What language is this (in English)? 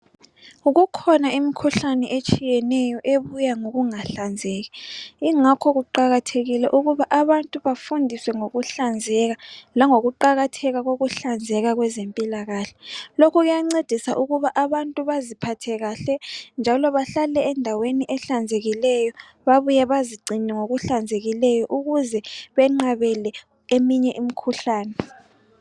North Ndebele